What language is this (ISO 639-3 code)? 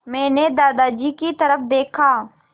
hin